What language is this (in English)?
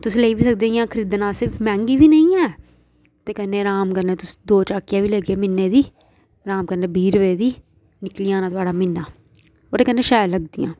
Dogri